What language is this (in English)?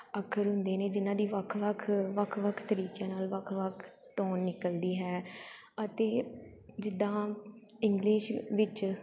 Punjabi